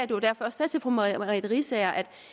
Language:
Danish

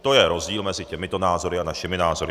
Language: Czech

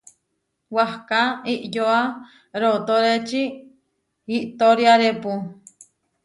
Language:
Huarijio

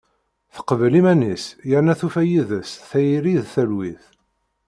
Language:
Kabyle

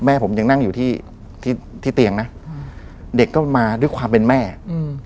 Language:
Thai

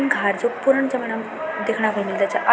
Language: Garhwali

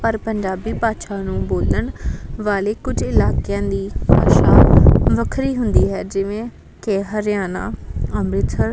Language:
Punjabi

